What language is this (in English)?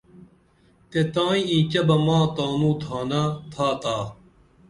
Dameli